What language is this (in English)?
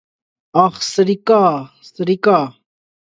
Armenian